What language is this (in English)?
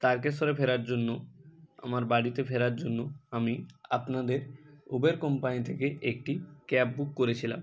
Bangla